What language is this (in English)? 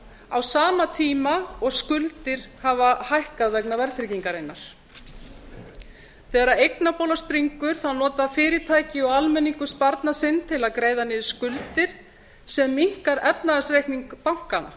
Icelandic